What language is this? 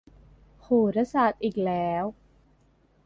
Thai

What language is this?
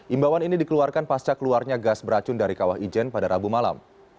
Indonesian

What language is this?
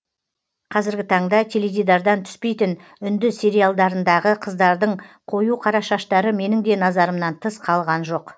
Kazakh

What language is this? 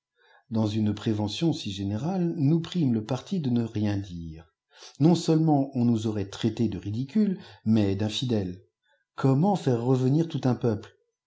French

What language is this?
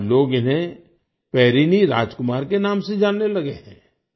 Hindi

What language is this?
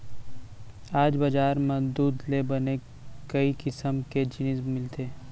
Chhattisgarhi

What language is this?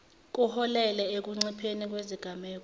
Zulu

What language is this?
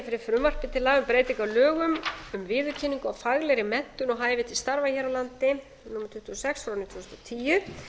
Icelandic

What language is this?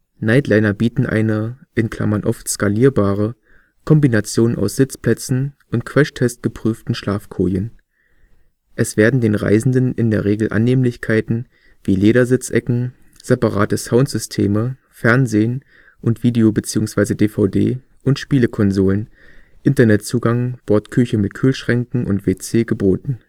German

